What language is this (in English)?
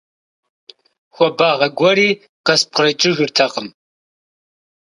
Kabardian